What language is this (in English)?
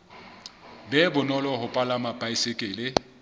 Southern Sotho